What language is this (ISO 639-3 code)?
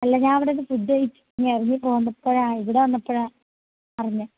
mal